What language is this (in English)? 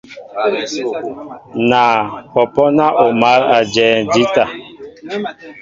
Mbo (Cameroon)